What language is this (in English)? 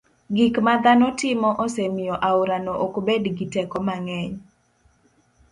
Luo (Kenya and Tanzania)